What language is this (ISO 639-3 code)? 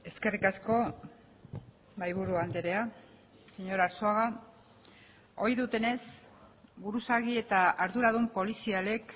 eus